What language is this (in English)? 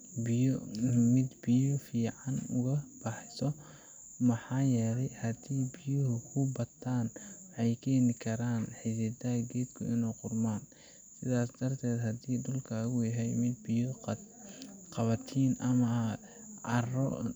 Somali